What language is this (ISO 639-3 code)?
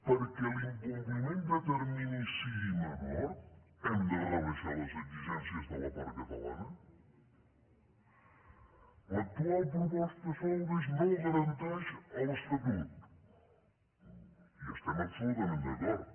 cat